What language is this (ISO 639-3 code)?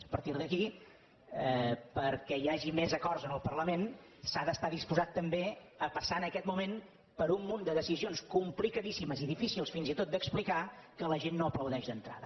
cat